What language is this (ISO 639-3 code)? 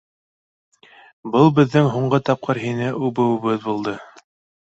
bak